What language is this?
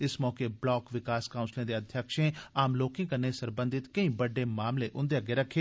Dogri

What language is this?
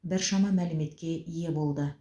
Kazakh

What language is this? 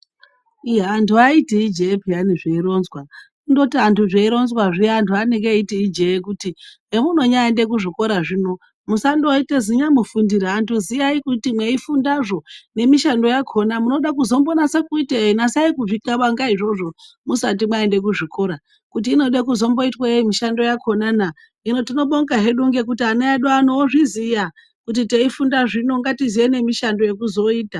Ndau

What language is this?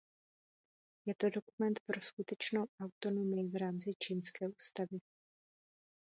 Czech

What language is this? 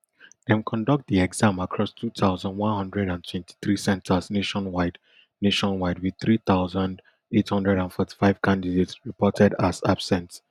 Nigerian Pidgin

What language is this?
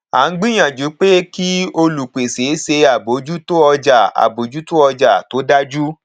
Yoruba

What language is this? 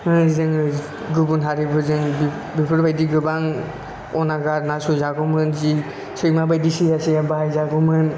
Bodo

